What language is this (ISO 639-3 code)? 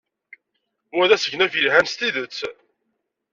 kab